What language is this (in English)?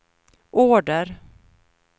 Swedish